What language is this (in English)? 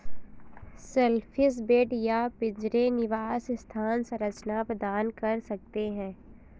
Hindi